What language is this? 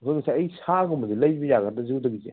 Manipuri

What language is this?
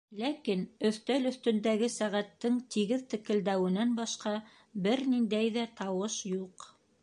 Bashkir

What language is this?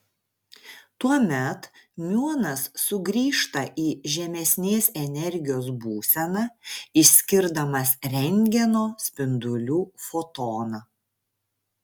Lithuanian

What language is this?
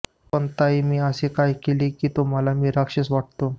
Marathi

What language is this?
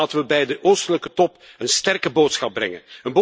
Dutch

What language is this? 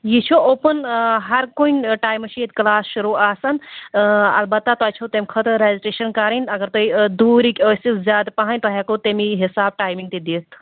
Kashmiri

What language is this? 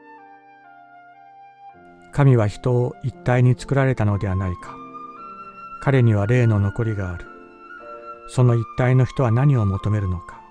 Japanese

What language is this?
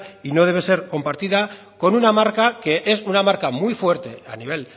Spanish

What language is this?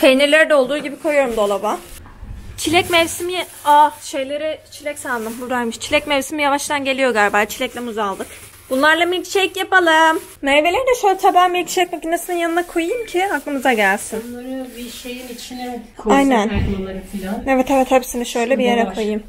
Turkish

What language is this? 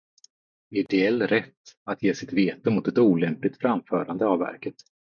Swedish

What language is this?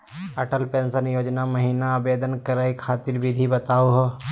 Magahi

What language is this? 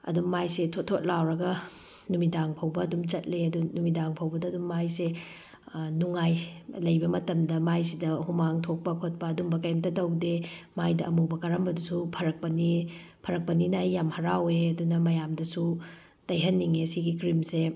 Manipuri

